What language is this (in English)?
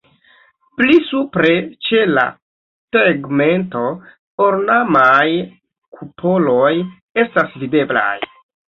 Esperanto